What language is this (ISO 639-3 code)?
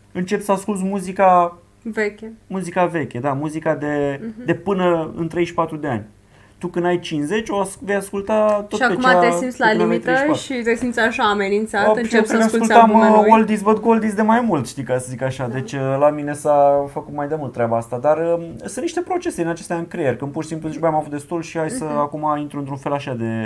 ron